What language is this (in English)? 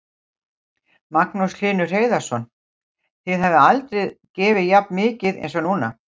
Icelandic